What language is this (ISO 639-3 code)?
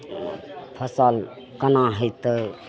mai